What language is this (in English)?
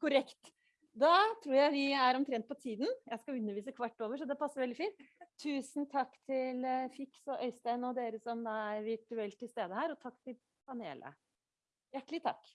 Norwegian